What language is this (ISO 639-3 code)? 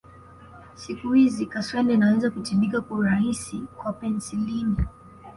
swa